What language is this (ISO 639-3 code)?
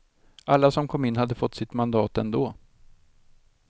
swe